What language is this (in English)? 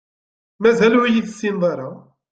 Kabyle